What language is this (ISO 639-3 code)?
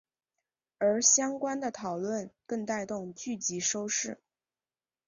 zho